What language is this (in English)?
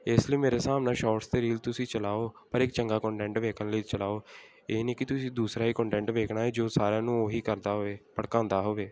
Punjabi